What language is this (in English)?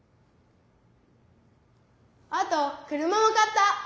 Japanese